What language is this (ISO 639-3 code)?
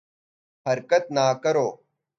urd